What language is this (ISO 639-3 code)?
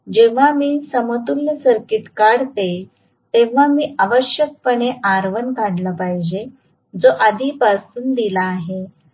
mar